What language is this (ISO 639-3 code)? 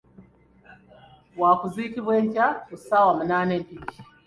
lug